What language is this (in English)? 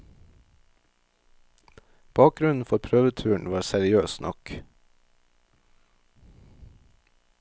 Norwegian